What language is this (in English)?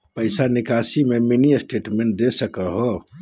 Magahi